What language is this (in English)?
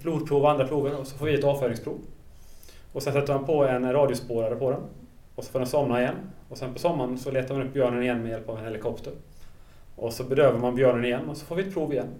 Swedish